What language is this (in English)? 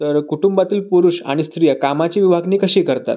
Marathi